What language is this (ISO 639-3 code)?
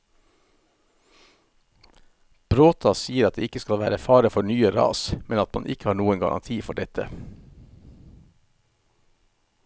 nor